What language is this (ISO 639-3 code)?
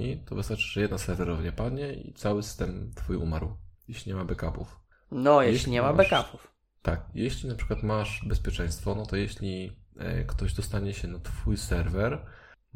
pol